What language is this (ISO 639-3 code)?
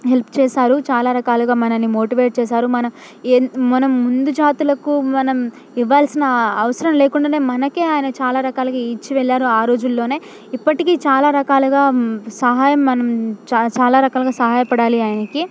tel